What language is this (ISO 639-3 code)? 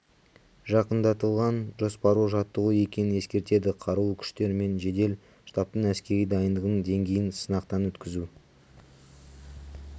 kaz